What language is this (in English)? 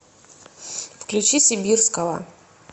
Russian